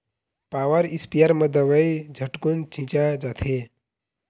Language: Chhattisgarhi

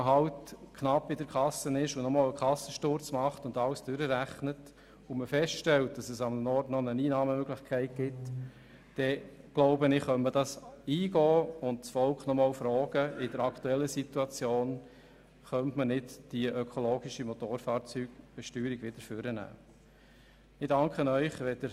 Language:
Swiss German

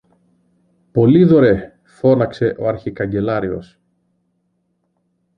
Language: Greek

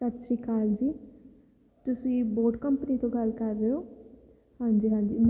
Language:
Punjabi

